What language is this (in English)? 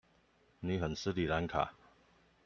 Chinese